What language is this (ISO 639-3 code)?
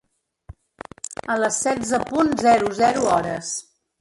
cat